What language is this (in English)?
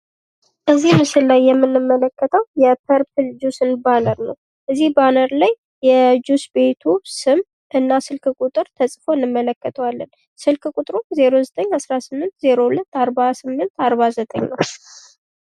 Amharic